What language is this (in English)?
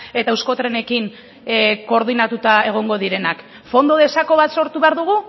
Basque